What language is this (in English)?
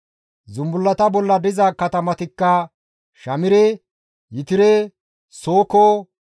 Gamo